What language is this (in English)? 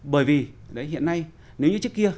Vietnamese